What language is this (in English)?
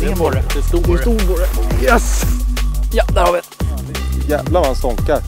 Swedish